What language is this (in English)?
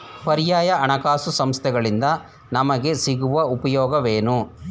Kannada